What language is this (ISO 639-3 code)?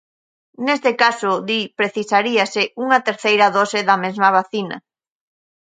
glg